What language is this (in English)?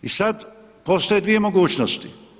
Croatian